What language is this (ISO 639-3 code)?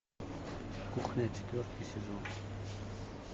rus